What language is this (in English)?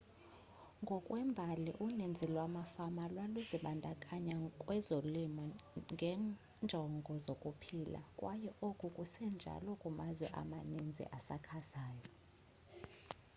Xhosa